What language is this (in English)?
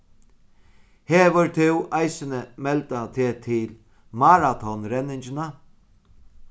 Faroese